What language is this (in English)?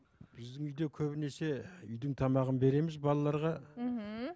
Kazakh